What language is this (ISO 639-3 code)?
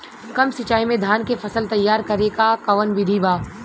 bho